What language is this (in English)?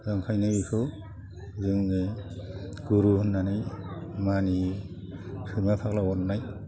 Bodo